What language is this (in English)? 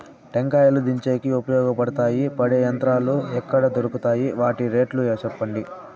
Telugu